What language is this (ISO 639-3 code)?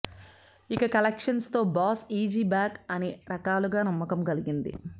tel